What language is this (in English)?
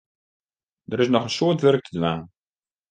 Western Frisian